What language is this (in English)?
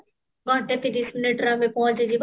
Odia